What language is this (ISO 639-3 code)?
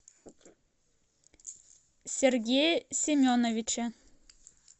rus